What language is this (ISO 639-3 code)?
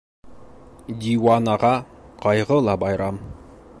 bak